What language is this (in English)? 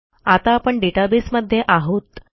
Marathi